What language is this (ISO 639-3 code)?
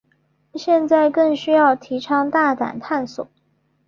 zho